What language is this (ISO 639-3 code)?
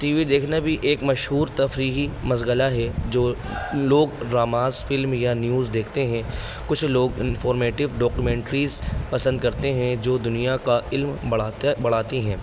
urd